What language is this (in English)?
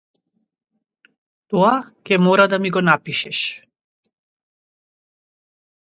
Macedonian